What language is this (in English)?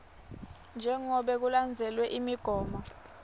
Swati